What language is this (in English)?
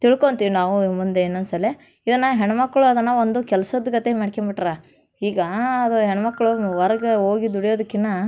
Kannada